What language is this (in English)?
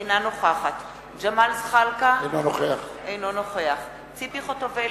Hebrew